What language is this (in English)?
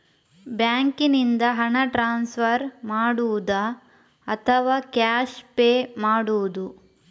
Kannada